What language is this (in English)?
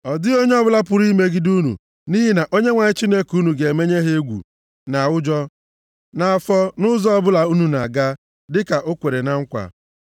Igbo